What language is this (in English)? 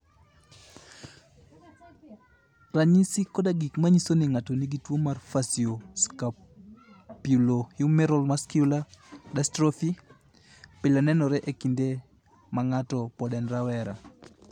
Luo (Kenya and Tanzania)